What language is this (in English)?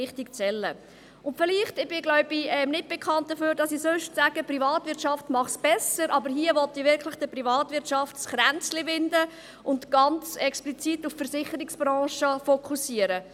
Swiss German